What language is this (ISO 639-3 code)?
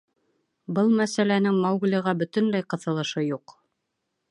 bak